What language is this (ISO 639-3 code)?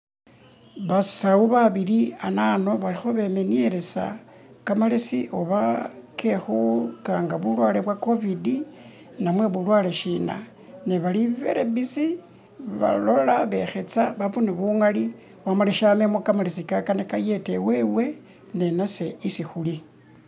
myx